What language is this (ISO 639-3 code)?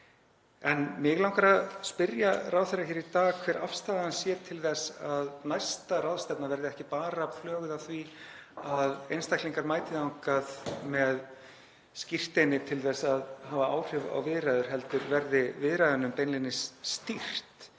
isl